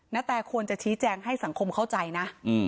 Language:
Thai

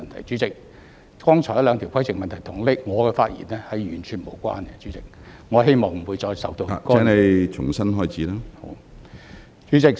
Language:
Cantonese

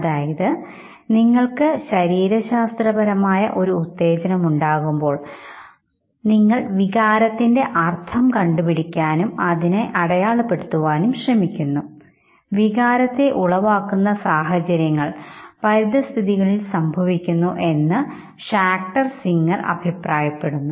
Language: Malayalam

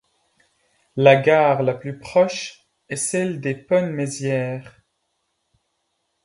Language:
French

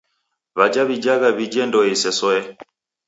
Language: Taita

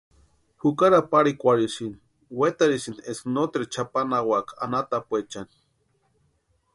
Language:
Western Highland Purepecha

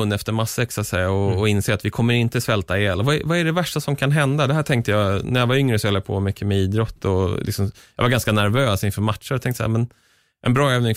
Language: Swedish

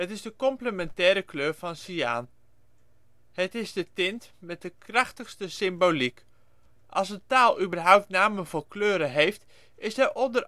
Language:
Dutch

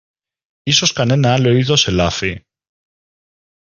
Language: Greek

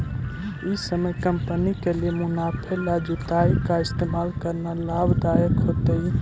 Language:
Magahi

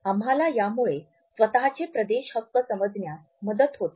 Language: Marathi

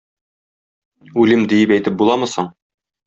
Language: Tatar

